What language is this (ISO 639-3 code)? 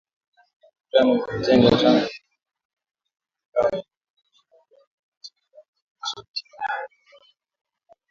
swa